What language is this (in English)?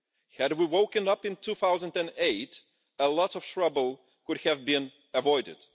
English